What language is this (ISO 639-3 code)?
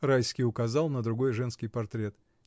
rus